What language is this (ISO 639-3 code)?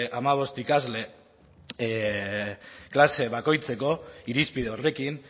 eus